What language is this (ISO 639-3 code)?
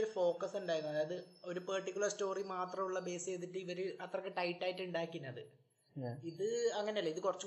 mal